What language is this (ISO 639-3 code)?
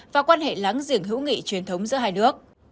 vie